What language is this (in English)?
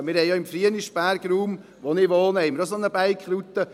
Swiss German